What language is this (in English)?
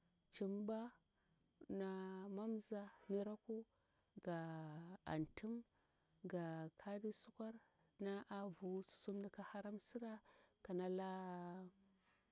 Bura-Pabir